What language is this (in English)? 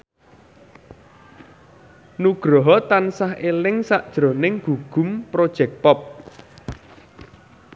Javanese